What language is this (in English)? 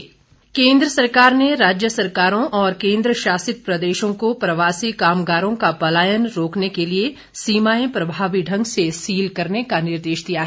Hindi